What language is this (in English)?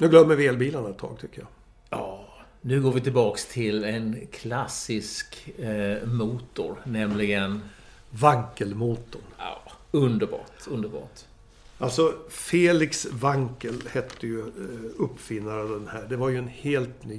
Swedish